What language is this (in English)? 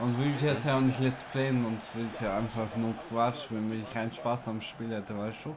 German